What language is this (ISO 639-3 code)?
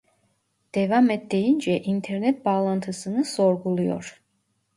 tur